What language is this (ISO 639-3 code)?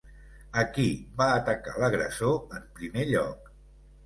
cat